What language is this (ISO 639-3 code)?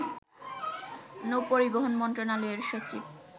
ben